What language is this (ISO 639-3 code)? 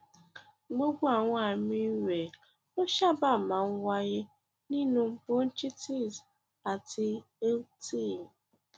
yor